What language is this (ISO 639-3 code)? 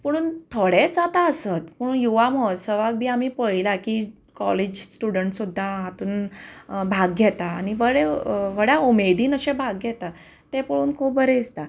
kok